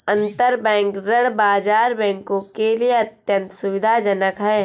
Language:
Hindi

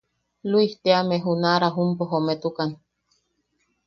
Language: Yaqui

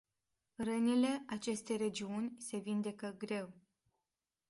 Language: Romanian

